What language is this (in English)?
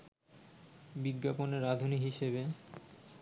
Bangla